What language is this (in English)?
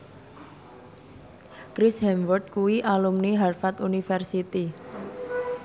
Javanese